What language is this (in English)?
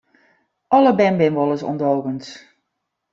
Western Frisian